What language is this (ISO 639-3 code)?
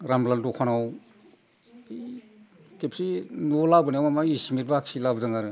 brx